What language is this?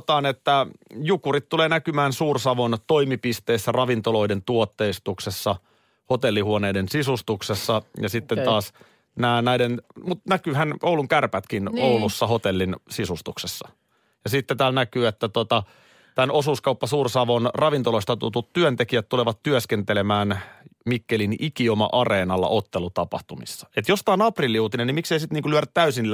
Finnish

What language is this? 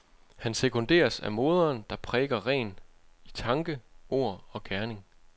Danish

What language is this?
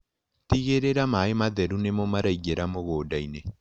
Kikuyu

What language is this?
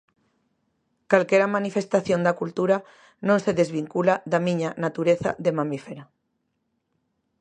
Galician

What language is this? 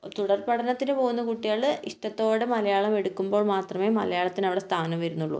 Malayalam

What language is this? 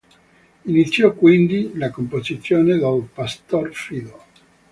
Italian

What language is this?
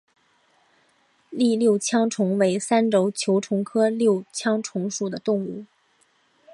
Chinese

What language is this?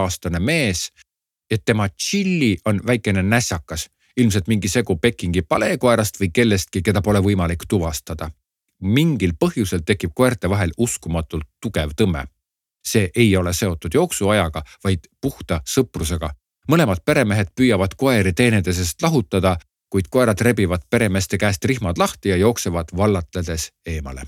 Czech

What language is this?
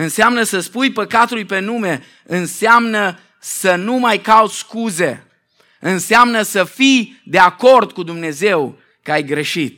Romanian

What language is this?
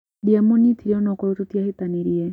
Kikuyu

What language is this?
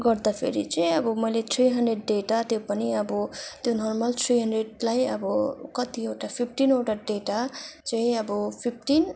Nepali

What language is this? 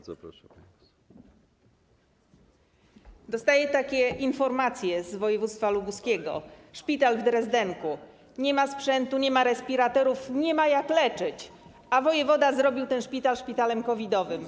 Polish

